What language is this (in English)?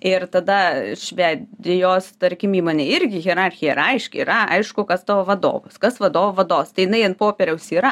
Lithuanian